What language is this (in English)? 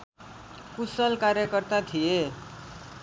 Nepali